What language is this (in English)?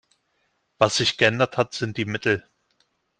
German